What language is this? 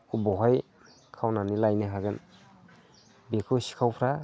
Bodo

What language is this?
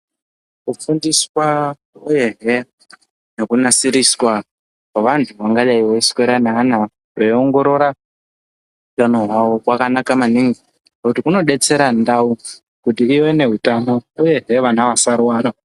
Ndau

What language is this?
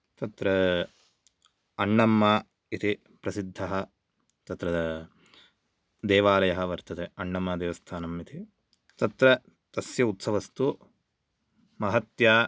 Sanskrit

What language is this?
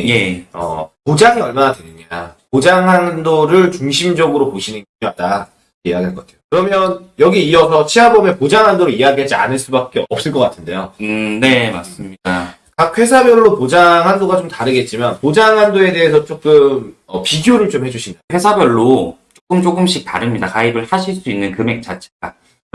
Korean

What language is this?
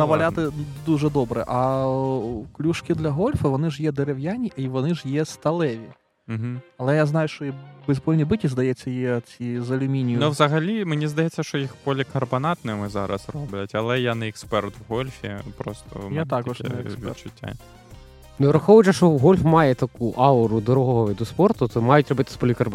Ukrainian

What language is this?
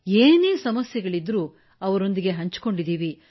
Kannada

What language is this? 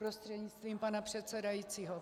Czech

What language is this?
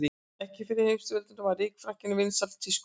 Icelandic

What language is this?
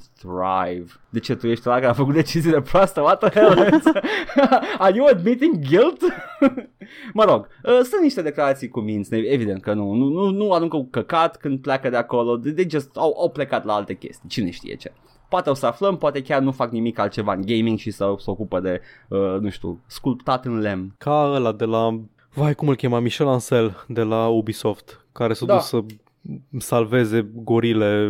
Romanian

